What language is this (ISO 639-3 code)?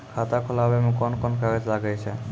mai